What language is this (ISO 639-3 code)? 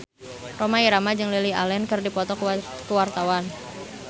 sun